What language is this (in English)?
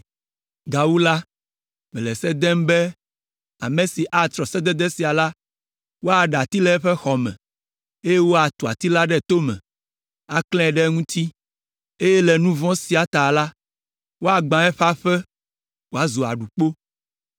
Ewe